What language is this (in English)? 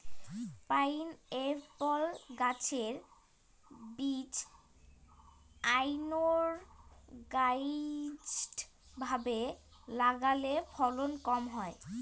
Bangla